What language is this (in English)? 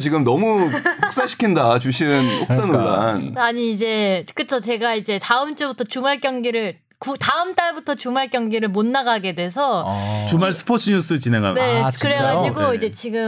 Korean